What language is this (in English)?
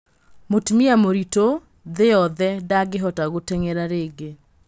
Kikuyu